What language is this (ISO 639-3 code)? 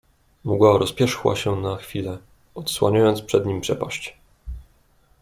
pol